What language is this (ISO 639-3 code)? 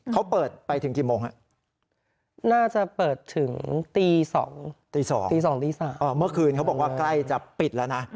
tha